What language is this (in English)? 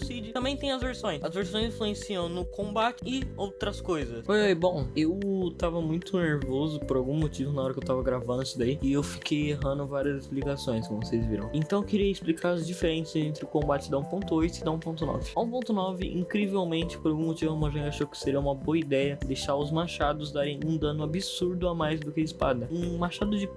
Portuguese